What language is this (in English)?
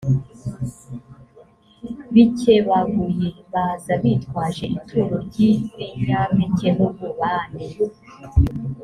Kinyarwanda